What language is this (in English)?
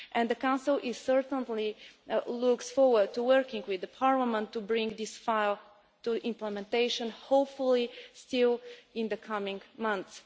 English